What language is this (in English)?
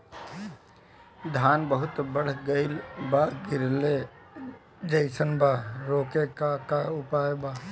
Bhojpuri